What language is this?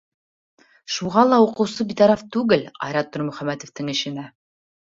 Bashkir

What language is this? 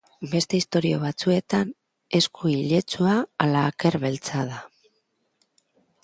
Basque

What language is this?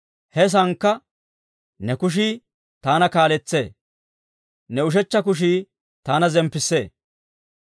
Dawro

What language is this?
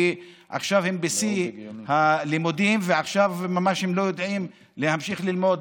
Hebrew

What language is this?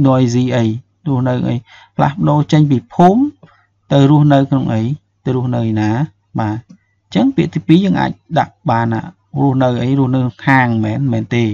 Vietnamese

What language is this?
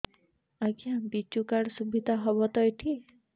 Odia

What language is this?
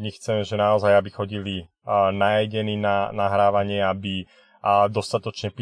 Slovak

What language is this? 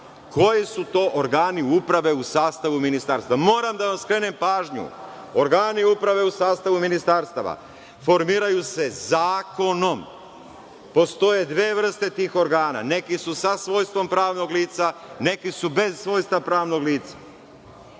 Serbian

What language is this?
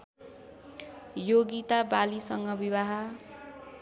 Nepali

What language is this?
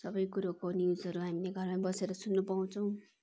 Nepali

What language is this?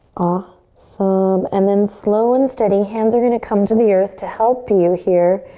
English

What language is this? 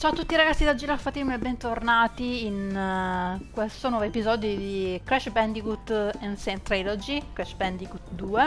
Italian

